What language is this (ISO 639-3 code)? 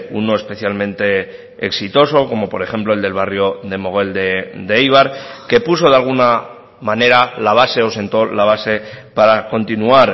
spa